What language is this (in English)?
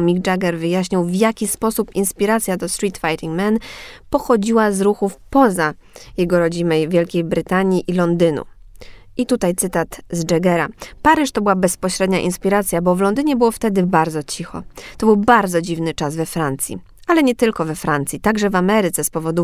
Polish